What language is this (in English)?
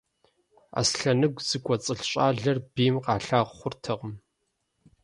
Kabardian